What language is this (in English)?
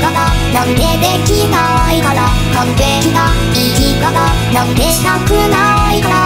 Thai